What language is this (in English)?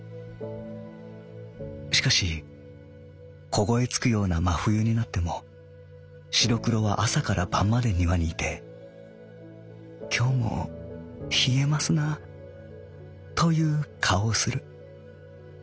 Japanese